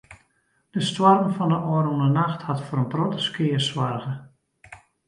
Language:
Western Frisian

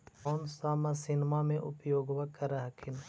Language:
Magahi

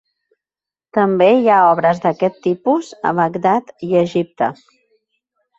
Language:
Catalan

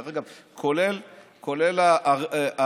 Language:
Hebrew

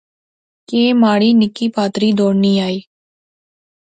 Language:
Pahari-Potwari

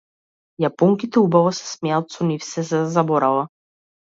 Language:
Macedonian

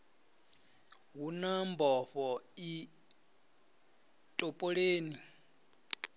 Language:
Venda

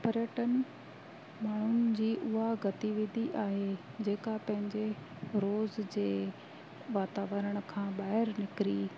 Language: Sindhi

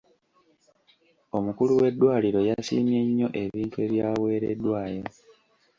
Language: Ganda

